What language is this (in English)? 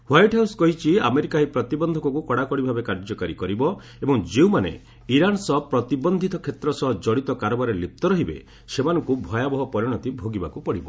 Odia